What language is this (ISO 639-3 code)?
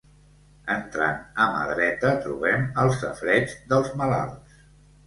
cat